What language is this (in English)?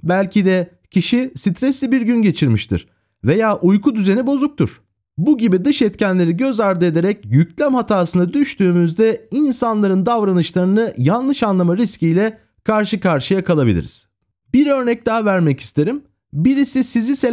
Turkish